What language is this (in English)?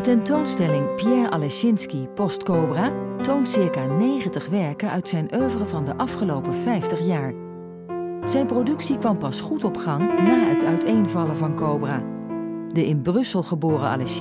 Dutch